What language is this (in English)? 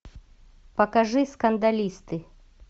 Russian